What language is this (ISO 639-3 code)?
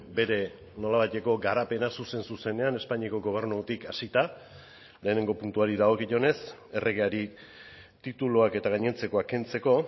eus